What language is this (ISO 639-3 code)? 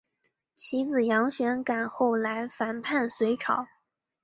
zho